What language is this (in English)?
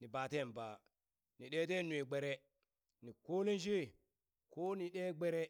Burak